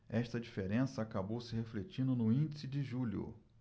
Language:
Portuguese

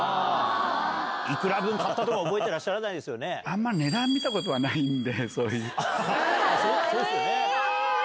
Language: Japanese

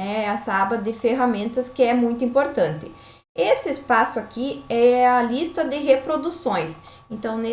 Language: Portuguese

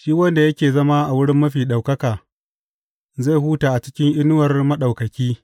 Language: Hausa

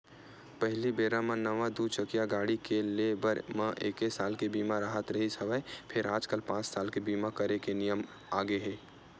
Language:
Chhattisgarhi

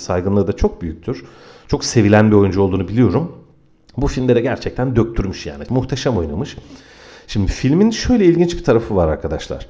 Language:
Turkish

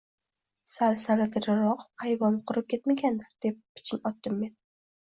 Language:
Uzbek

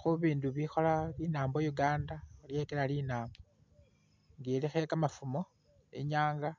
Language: Masaaba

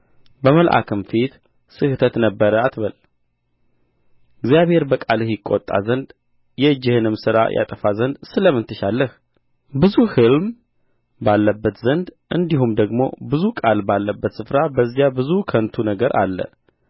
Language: Amharic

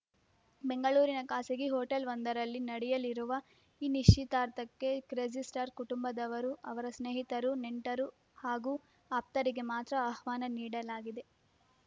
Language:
Kannada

